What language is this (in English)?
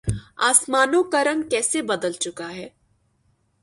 Urdu